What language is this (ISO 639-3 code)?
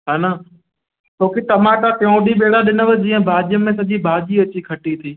snd